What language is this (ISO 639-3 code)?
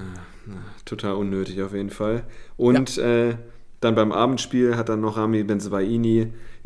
deu